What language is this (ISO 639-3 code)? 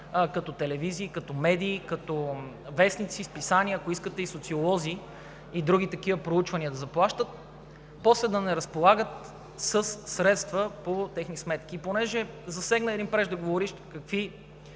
bul